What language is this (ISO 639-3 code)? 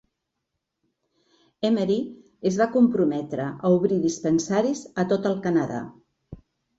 cat